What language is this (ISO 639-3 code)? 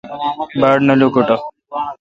xka